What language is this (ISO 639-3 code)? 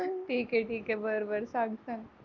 mar